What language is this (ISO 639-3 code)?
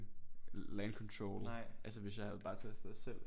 dan